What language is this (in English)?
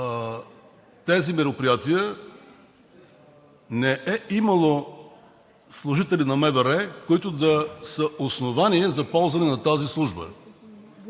Bulgarian